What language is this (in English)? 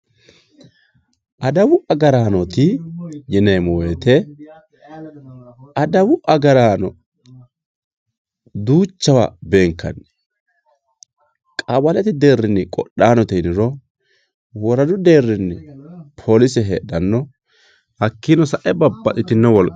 Sidamo